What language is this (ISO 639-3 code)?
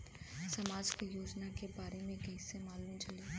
bho